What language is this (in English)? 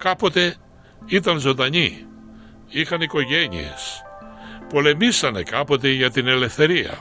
Greek